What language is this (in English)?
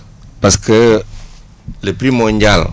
Wolof